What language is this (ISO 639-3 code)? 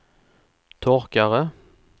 swe